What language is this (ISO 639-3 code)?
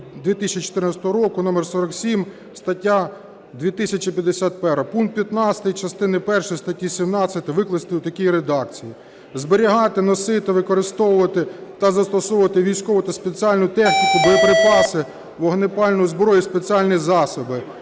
ukr